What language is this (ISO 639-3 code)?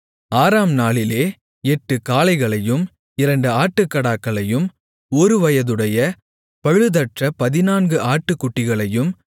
tam